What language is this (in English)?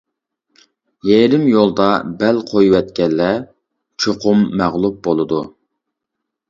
Uyghur